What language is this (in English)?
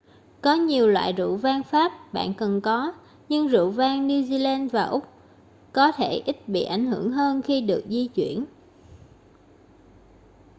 Vietnamese